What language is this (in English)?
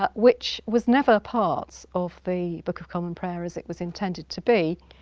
English